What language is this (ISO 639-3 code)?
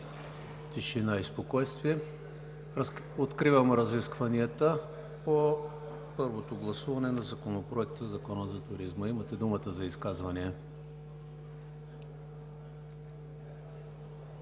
bul